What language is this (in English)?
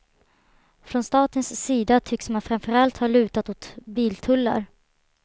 Swedish